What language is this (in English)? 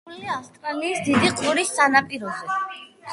Georgian